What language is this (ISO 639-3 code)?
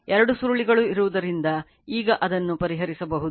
kan